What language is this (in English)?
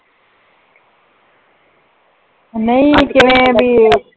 Punjabi